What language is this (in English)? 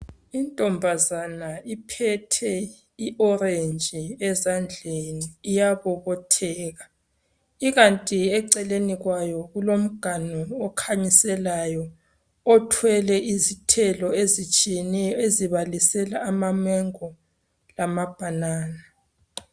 North Ndebele